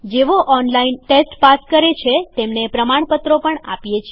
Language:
Gujarati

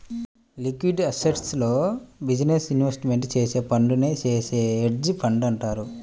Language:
Telugu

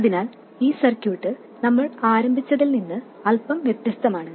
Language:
Malayalam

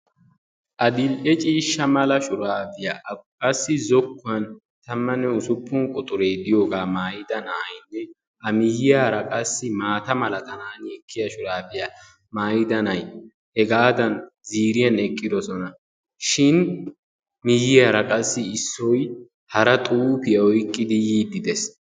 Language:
Wolaytta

